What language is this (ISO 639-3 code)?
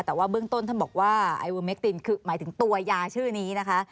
tha